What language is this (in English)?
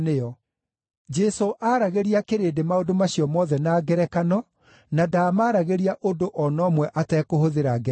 Kikuyu